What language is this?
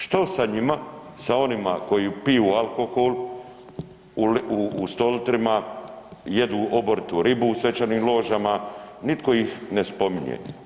Croatian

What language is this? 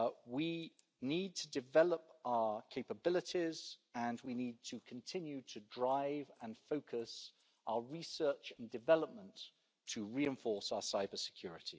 English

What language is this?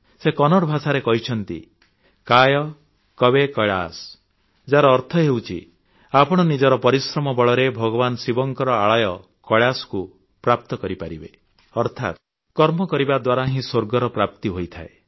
Odia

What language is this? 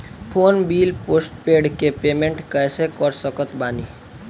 Bhojpuri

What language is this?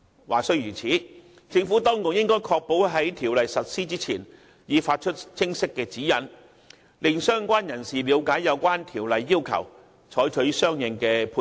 Cantonese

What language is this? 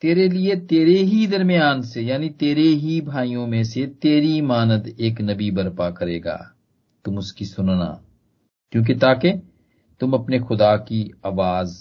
Hindi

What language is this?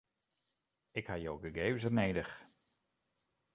Western Frisian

